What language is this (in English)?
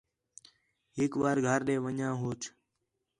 Khetrani